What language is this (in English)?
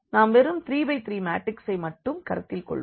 Tamil